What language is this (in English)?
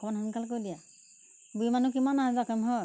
Assamese